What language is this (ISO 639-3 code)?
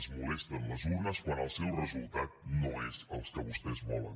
cat